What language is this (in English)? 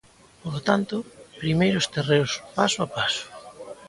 Galician